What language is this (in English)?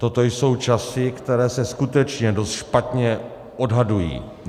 Czech